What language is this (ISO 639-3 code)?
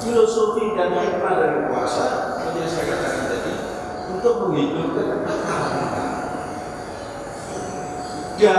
ind